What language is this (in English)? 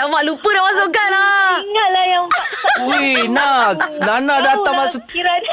Malay